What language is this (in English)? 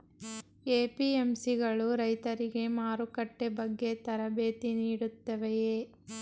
Kannada